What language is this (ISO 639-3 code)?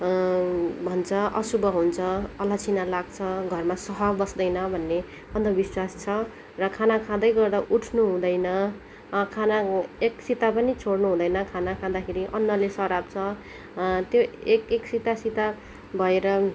nep